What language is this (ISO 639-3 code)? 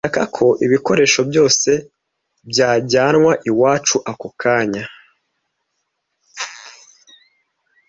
kin